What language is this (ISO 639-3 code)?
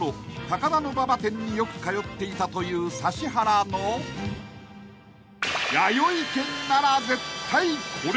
jpn